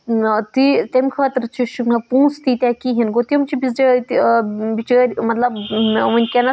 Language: Kashmiri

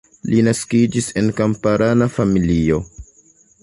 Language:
Esperanto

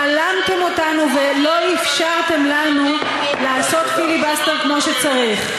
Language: Hebrew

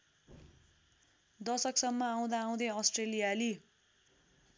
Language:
Nepali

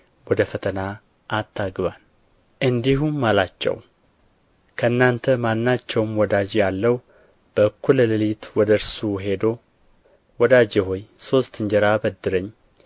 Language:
Amharic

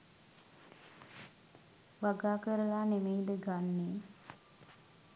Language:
Sinhala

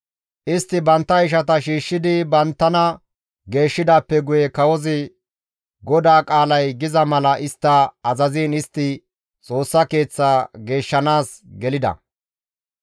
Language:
Gamo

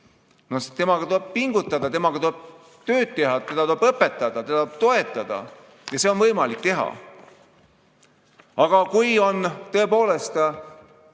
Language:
Estonian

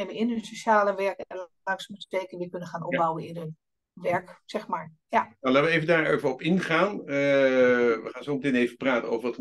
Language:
Dutch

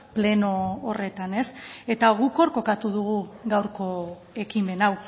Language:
Basque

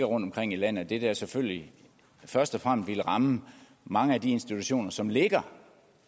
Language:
Danish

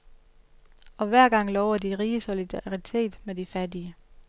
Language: Danish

